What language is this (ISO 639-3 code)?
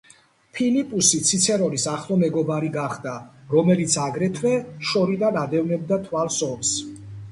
kat